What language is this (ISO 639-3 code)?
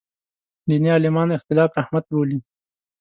pus